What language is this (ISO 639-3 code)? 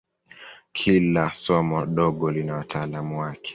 swa